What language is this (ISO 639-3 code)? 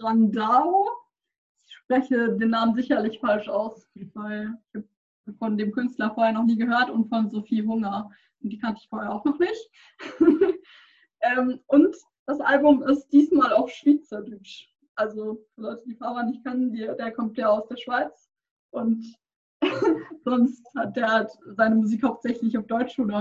deu